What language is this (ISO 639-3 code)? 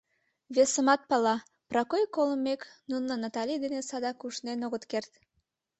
chm